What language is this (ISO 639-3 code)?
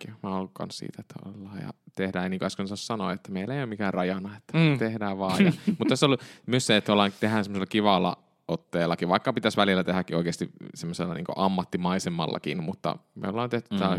fin